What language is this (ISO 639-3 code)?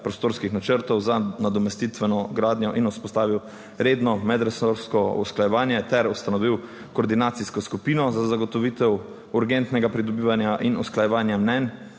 slv